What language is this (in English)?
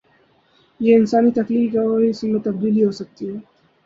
Urdu